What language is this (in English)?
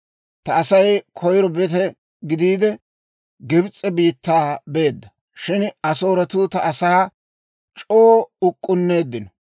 Dawro